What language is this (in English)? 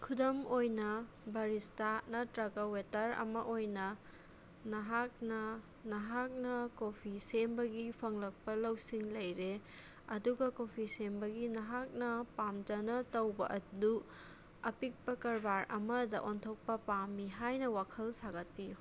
Manipuri